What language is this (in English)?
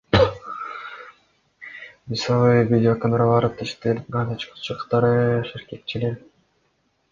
Kyrgyz